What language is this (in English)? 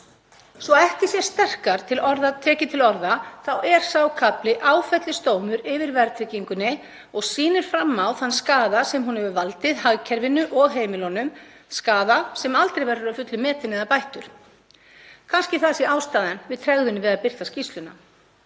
Icelandic